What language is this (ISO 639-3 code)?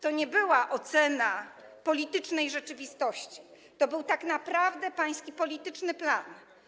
pol